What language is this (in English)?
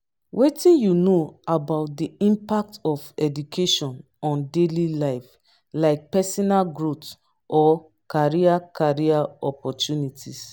Nigerian Pidgin